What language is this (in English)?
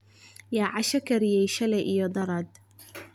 Somali